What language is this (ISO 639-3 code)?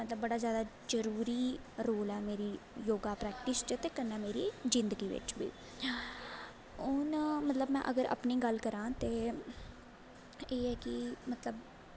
doi